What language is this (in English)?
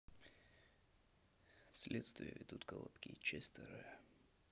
Russian